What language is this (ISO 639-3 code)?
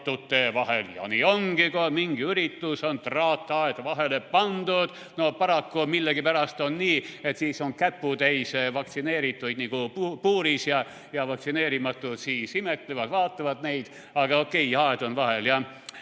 est